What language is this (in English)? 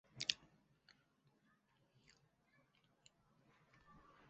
Chinese